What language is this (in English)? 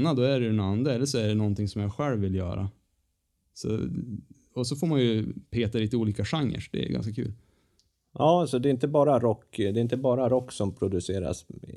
Swedish